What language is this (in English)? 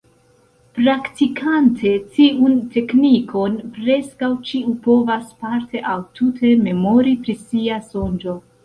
Esperanto